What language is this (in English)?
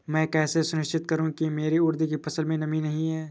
Hindi